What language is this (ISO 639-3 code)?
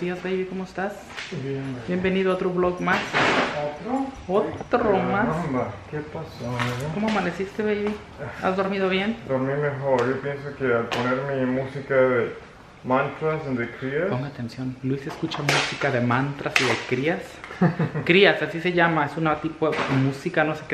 spa